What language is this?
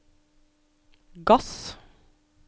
Norwegian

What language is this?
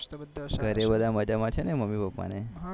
Gujarati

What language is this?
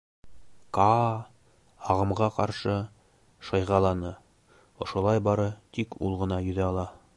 Bashkir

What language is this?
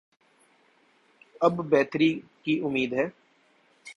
Urdu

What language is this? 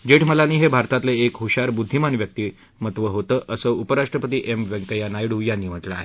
Marathi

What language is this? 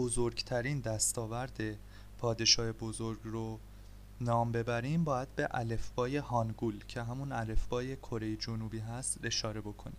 Persian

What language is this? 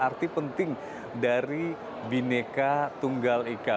Indonesian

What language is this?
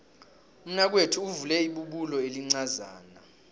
South Ndebele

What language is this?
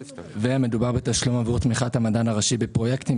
Hebrew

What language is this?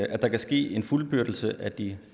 Danish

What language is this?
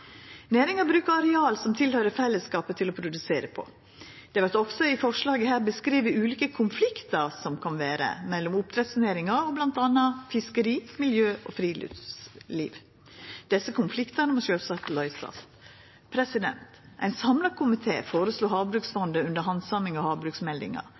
Norwegian Nynorsk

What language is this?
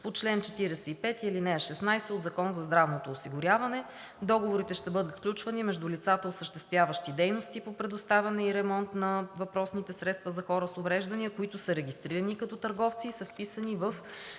Bulgarian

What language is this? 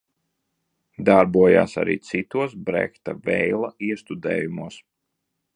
Latvian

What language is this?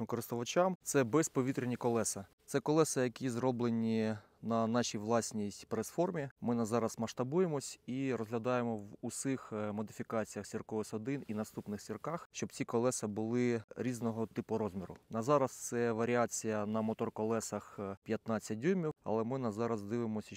Ukrainian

